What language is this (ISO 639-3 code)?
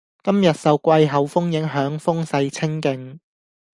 yue